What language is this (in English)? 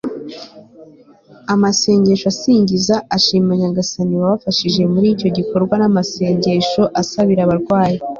Kinyarwanda